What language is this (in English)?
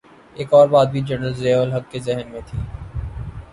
Urdu